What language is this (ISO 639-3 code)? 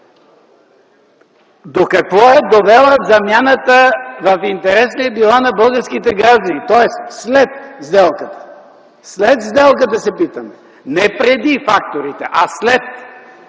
bul